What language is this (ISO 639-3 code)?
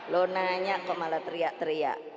ind